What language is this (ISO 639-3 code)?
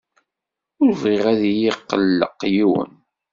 kab